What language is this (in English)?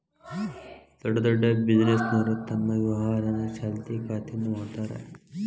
Kannada